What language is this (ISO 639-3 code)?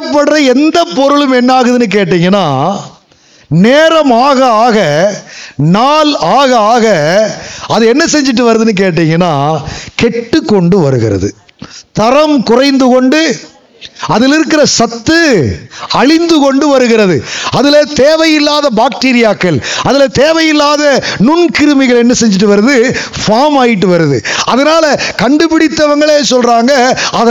tam